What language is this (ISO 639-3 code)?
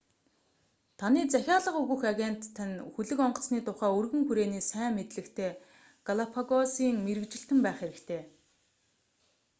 mon